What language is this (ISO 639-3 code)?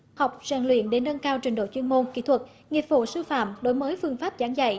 vie